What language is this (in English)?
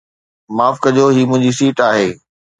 Sindhi